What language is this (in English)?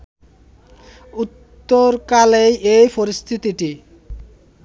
Bangla